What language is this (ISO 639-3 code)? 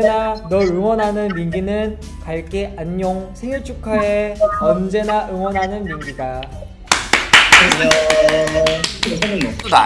kor